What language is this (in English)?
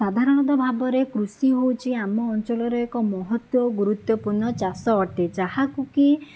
Odia